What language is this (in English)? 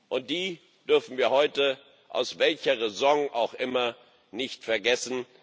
German